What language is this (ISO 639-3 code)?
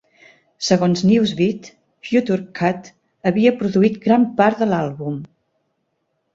cat